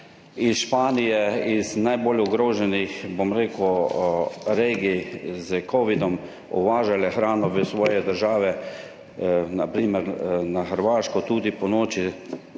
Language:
Slovenian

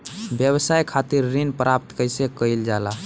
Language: Bhojpuri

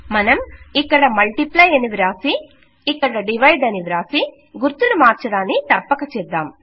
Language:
Telugu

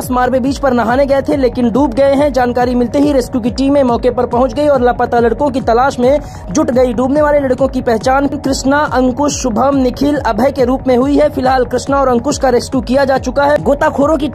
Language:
Hindi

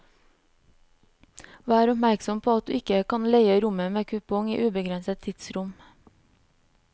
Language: Norwegian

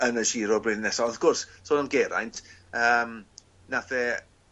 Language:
Welsh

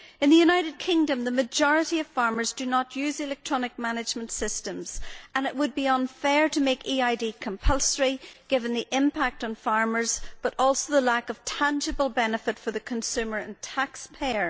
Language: English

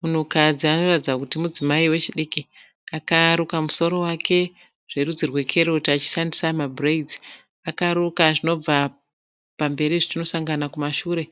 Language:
Shona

